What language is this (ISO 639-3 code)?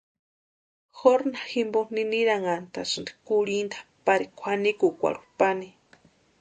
pua